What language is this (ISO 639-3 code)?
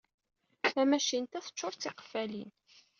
kab